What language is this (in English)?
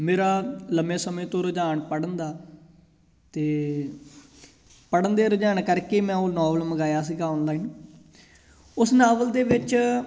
Punjabi